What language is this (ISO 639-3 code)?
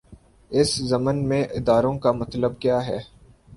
urd